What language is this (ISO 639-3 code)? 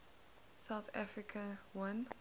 eng